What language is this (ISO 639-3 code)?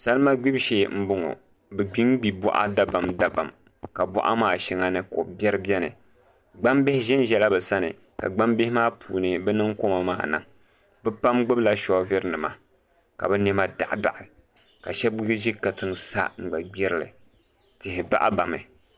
dag